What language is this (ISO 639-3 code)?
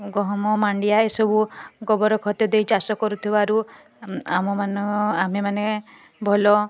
ori